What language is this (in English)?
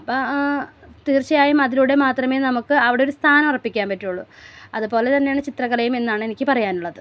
Malayalam